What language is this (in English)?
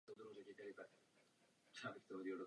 Czech